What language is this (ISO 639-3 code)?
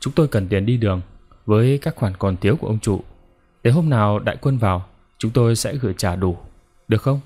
vie